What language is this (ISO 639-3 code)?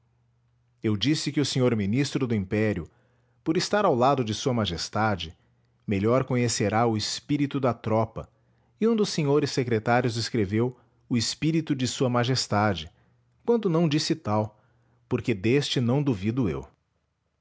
por